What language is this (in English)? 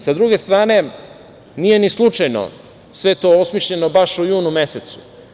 Serbian